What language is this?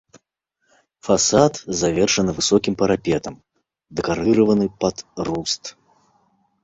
Belarusian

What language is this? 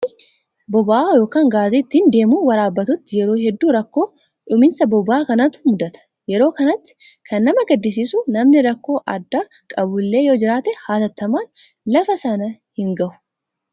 Oromo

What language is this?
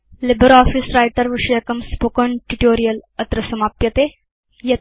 Sanskrit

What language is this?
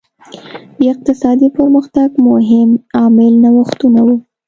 Pashto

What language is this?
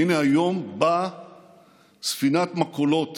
Hebrew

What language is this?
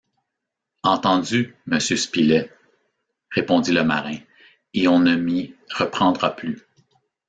French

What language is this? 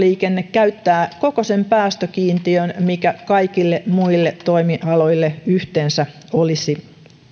Finnish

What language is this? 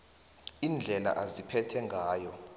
South Ndebele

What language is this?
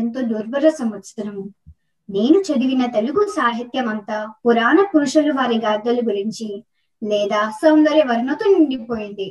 Telugu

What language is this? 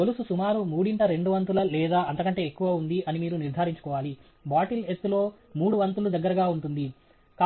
Telugu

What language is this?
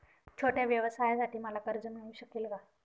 Marathi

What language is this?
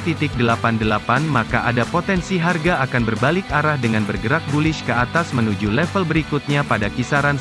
Indonesian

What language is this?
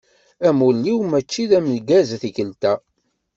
Kabyle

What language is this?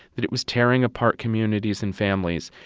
English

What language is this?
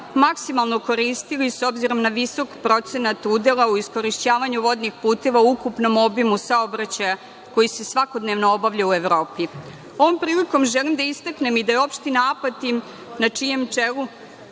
Serbian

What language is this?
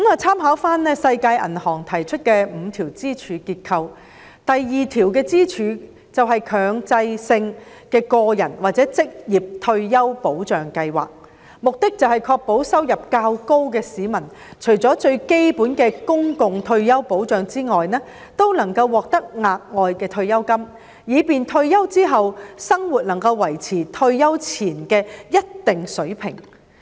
Cantonese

